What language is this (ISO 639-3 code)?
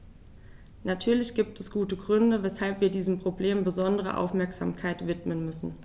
deu